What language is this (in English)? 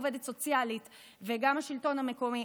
Hebrew